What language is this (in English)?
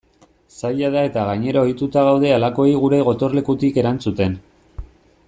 Basque